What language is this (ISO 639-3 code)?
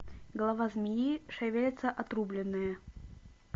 rus